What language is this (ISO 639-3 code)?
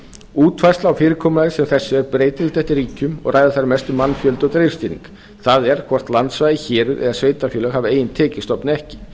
isl